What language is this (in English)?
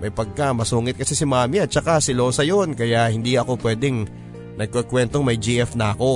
Filipino